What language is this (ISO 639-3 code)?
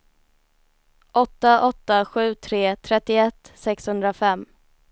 swe